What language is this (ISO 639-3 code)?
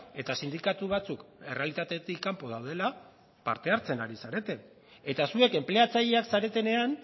eus